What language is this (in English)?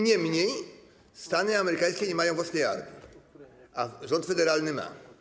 Polish